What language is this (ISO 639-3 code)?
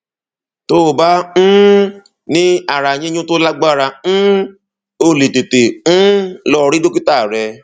yor